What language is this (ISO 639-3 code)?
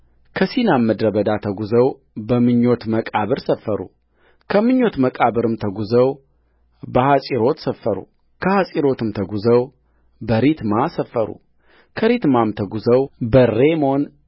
amh